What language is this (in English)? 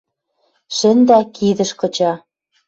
Western Mari